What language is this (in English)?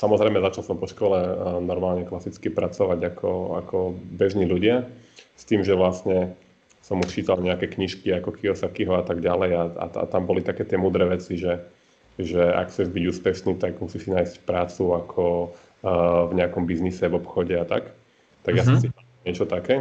Slovak